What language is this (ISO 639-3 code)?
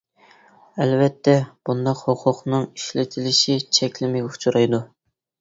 uig